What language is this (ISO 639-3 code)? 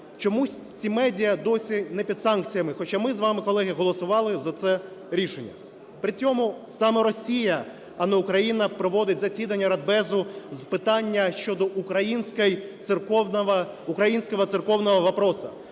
ukr